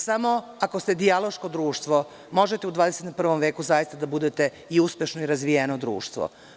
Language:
Serbian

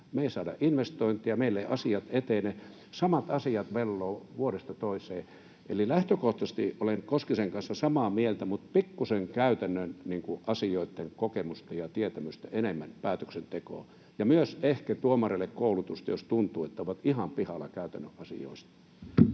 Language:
Finnish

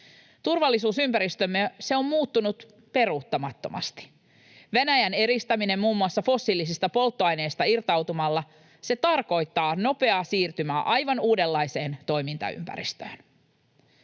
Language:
Finnish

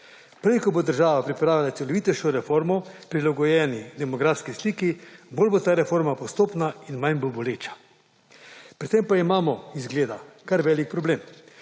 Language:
Slovenian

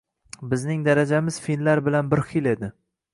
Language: Uzbek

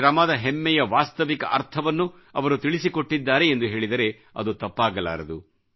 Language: Kannada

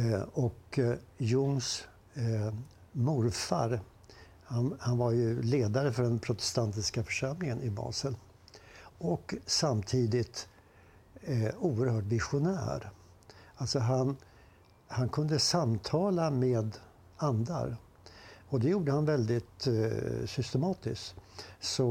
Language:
Swedish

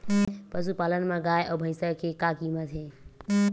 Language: Chhattisgarhi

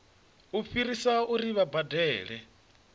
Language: Venda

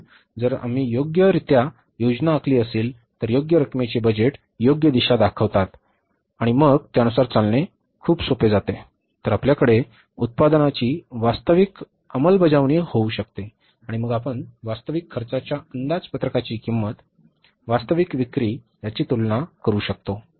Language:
Marathi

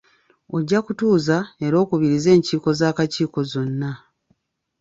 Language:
Ganda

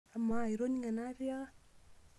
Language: Masai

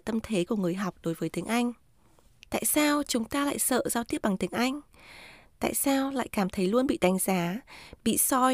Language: Vietnamese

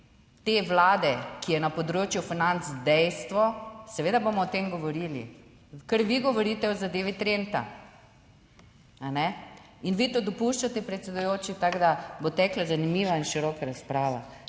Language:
Slovenian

